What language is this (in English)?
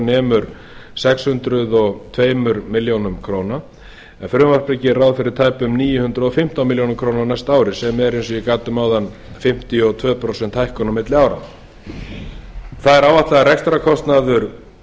Icelandic